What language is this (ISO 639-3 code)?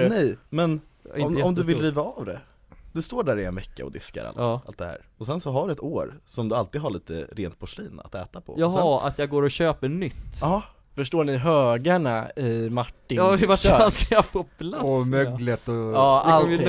swe